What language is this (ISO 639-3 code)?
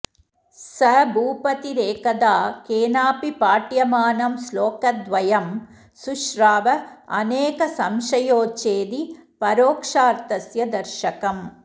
san